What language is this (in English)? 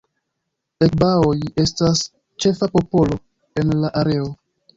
Esperanto